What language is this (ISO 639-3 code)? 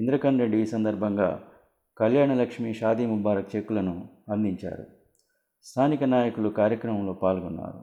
tel